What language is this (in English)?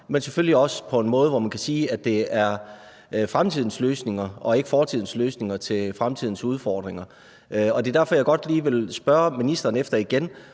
Danish